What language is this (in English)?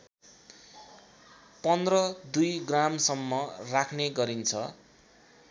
Nepali